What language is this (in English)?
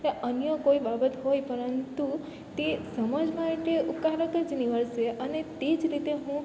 Gujarati